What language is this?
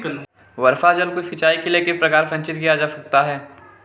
Hindi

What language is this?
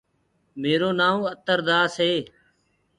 Gurgula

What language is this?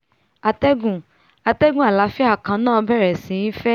Yoruba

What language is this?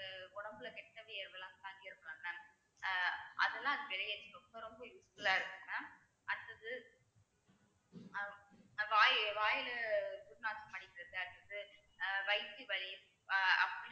Tamil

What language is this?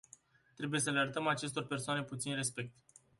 Romanian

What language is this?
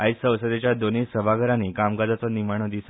Konkani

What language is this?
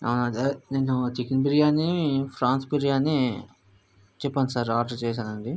Telugu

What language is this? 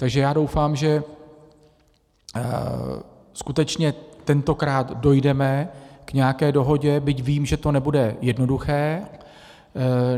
Czech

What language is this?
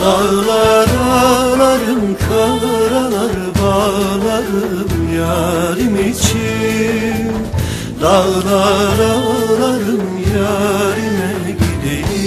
Turkish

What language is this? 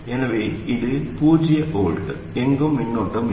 Tamil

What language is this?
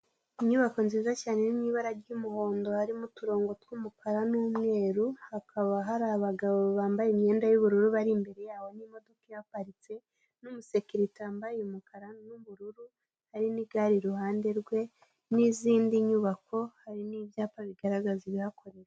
Kinyarwanda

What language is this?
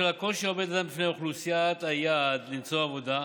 Hebrew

